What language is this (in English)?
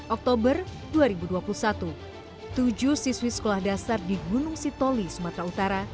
Indonesian